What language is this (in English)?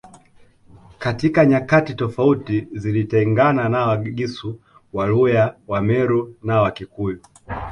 Swahili